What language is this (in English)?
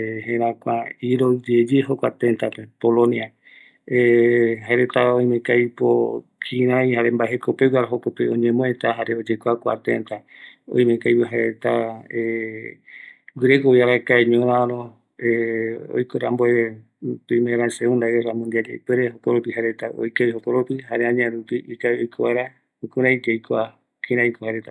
Eastern Bolivian Guaraní